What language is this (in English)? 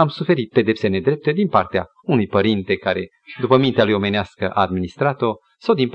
Romanian